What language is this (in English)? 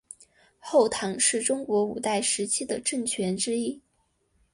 Chinese